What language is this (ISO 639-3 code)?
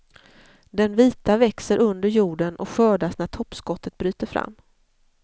swe